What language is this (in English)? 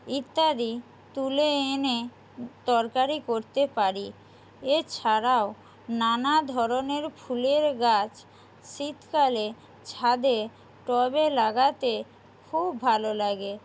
Bangla